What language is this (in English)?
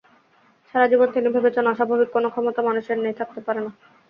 Bangla